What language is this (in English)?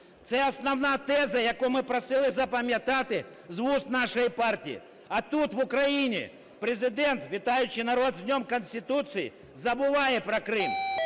Ukrainian